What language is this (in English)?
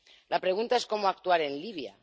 Spanish